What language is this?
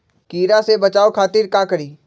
Magahi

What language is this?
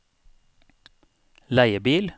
Norwegian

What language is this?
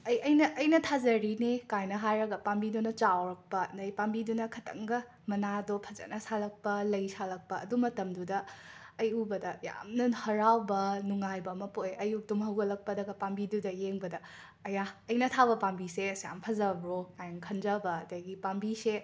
Manipuri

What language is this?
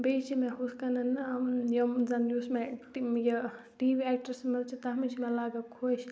Kashmiri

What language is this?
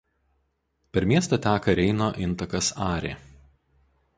Lithuanian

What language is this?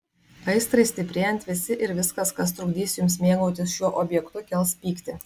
Lithuanian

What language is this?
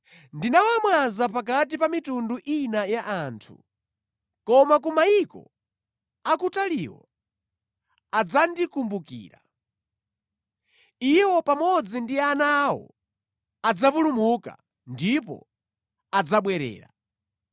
Nyanja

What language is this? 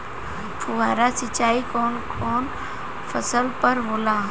Bhojpuri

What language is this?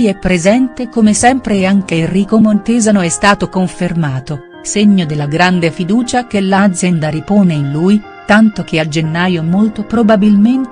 Italian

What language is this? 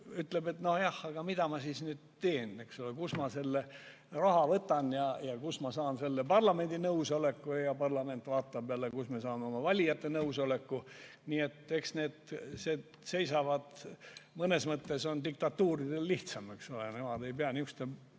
Estonian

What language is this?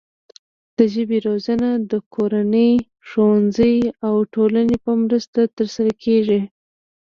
Pashto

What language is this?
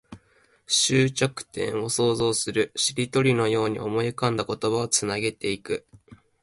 Japanese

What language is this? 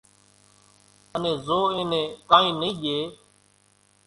Kachi Koli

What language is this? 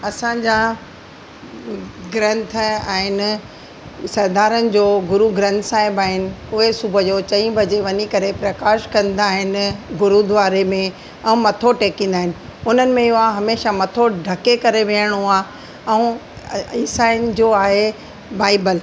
Sindhi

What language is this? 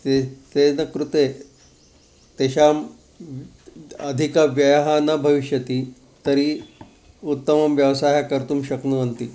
Sanskrit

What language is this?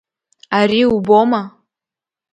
Abkhazian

